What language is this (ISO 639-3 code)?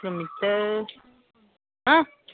mni